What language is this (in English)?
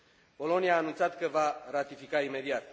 Romanian